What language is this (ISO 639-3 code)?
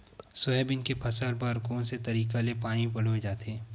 hne